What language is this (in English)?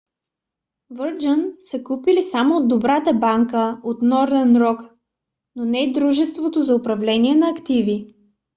Bulgarian